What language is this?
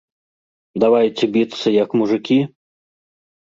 Belarusian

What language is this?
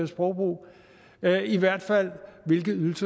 Danish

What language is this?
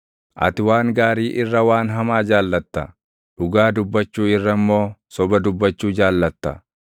Oromo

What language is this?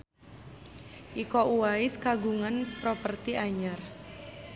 Sundanese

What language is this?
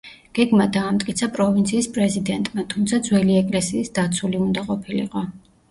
Georgian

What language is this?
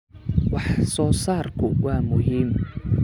Somali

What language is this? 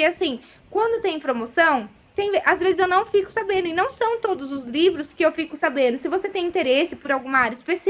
Portuguese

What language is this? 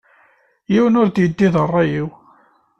Kabyle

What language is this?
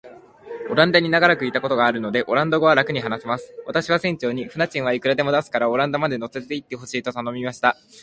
Japanese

